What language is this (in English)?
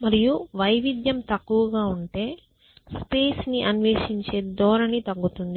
Telugu